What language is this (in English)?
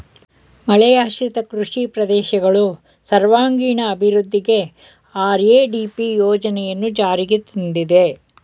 Kannada